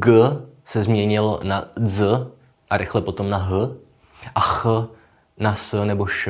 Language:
Czech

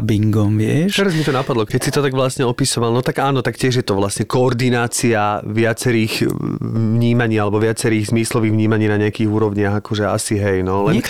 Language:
Slovak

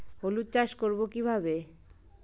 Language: Bangla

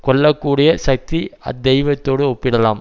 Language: Tamil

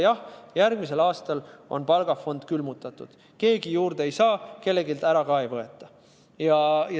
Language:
Estonian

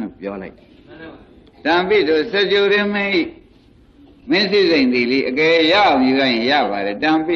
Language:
Hindi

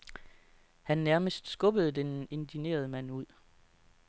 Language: Danish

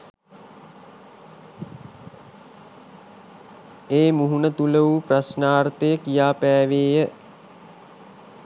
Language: Sinhala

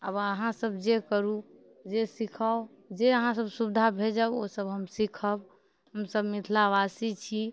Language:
Maithili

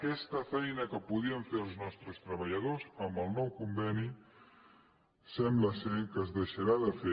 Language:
Catalan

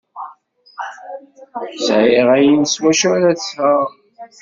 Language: Kabyle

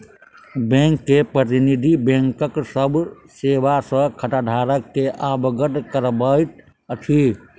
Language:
Maithili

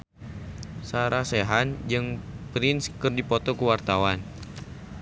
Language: Sundanese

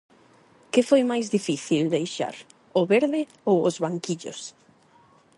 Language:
Galician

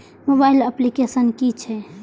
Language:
Maithili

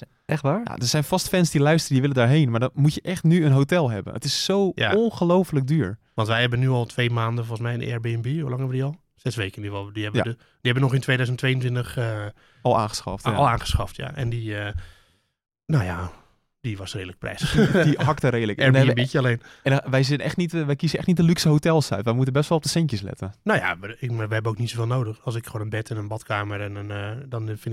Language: Dutch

